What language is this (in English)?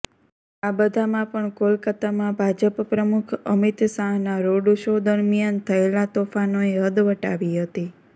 Gujarati